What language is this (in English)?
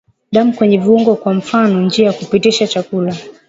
Swahili